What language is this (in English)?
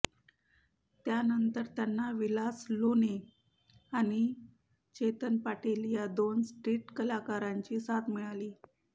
Marathi